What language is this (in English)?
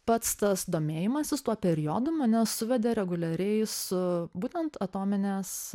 Lithuanian